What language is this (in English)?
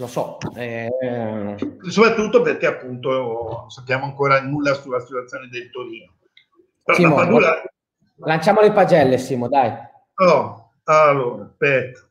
Italian